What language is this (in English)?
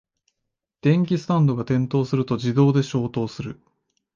Japanese